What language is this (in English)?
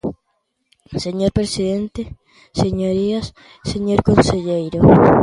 Galician